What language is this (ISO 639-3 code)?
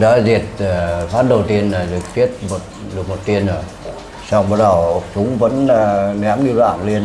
vie